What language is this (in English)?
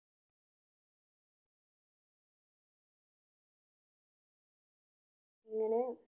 Malayalam